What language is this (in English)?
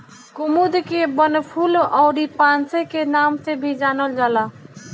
Bhojpuri